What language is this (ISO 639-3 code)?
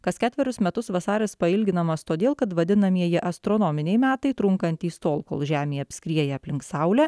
lit